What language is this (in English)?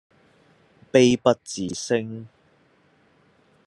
Cantonese